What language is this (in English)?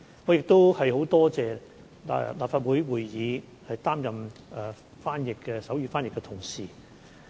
Cantonese